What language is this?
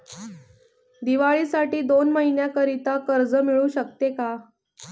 Marathi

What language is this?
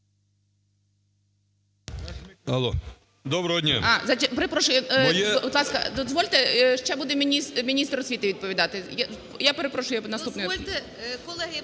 Ukrainian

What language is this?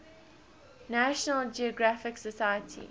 English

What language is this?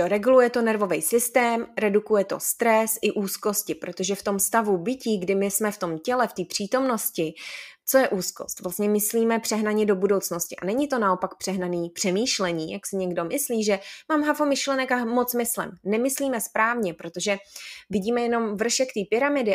Czech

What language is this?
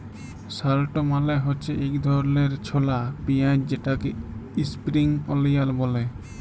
Bangla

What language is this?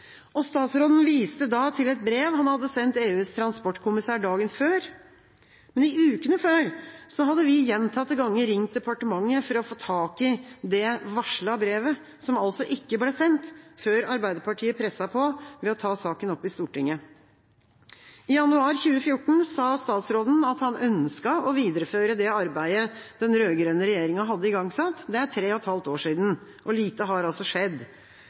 Norwegian Bokmål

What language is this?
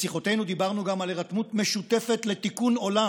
Hebrew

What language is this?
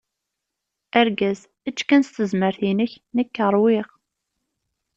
Kabyle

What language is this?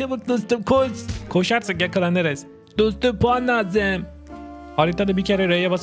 Turkish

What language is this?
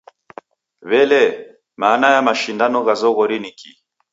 Taita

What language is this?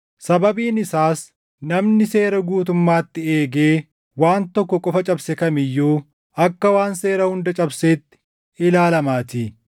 Oromo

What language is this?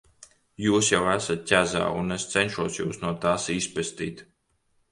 Latvian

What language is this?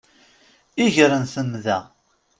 Kabyle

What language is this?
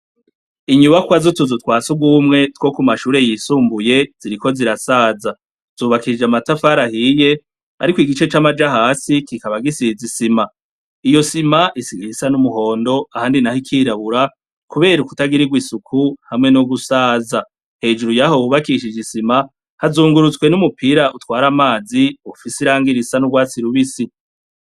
Rundi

